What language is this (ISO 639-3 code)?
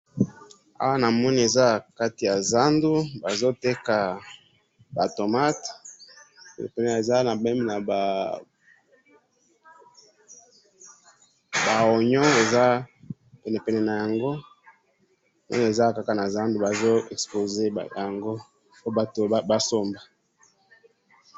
lin